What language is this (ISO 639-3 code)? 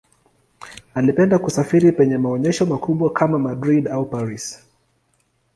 swa